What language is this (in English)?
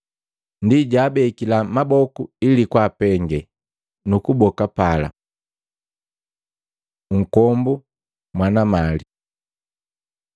Matengo